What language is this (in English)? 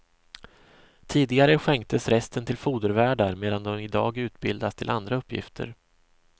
Swedish